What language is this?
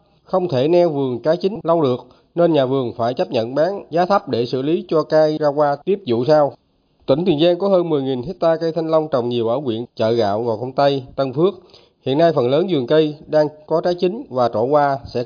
Vietnamese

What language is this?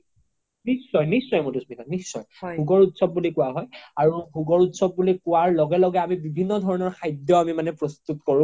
Assamese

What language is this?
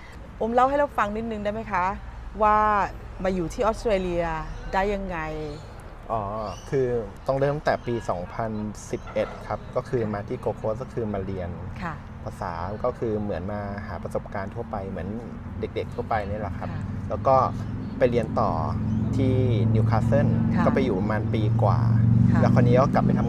Thai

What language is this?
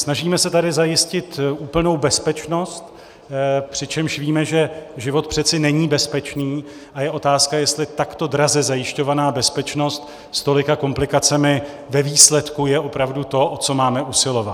Czech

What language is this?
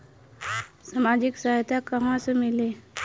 Bhojpuri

